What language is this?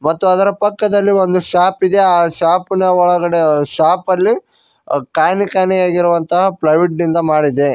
Kannada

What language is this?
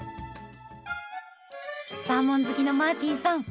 Japanese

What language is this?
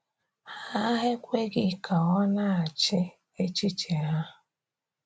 Igbo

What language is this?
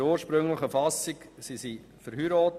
Swiss German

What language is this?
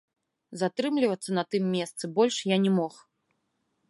Belarusian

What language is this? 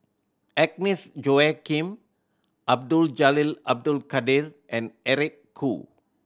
English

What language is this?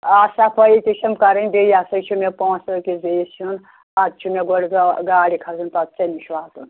Kashmiri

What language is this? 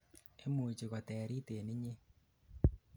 Kalenjin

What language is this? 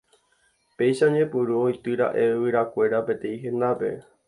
Guarani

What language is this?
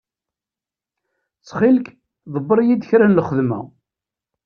Kabyle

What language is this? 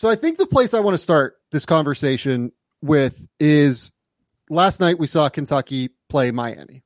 English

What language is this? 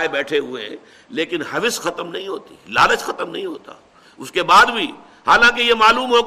Urdu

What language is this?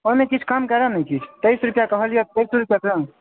Maithili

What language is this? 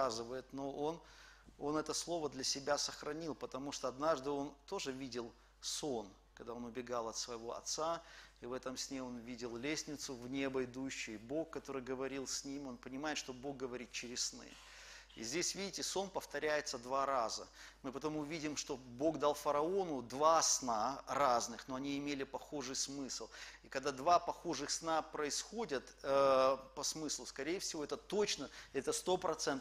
Russian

